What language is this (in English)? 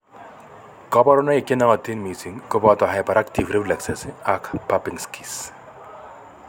Kalenjin